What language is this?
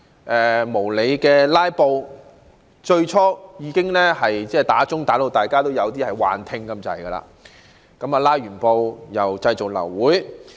Cantonese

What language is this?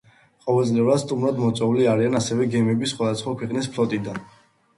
Georgian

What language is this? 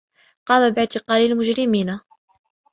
Arabic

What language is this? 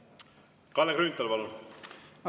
Estonian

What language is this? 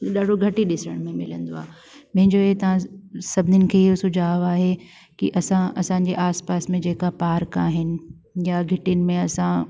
Sindhi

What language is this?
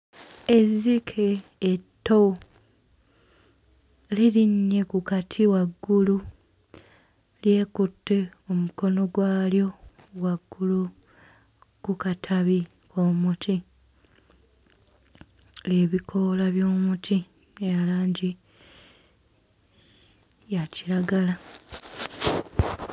Ganda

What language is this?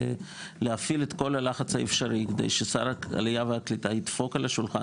Hebrew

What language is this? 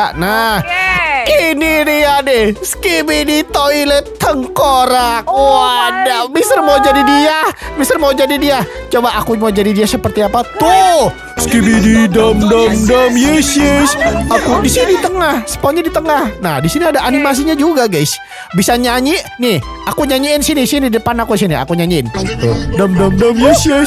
Indonesian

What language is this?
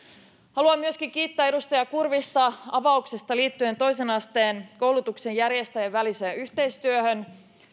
Finnish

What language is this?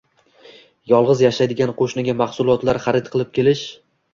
Uzbek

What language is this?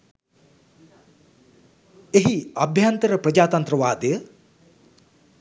Sinhala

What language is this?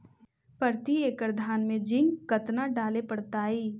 Magahi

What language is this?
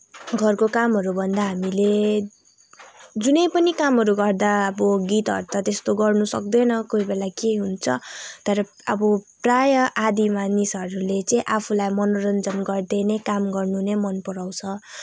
Nepali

